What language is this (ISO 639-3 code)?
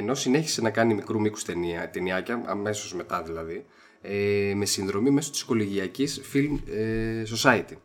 ell